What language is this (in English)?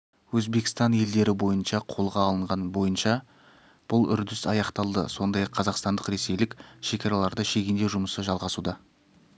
Kazakh